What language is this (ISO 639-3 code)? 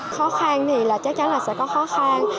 vie